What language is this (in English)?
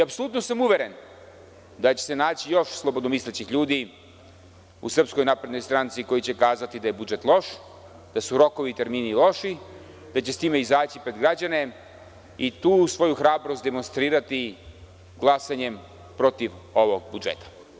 Serbian